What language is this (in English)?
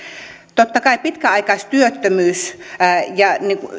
Finnish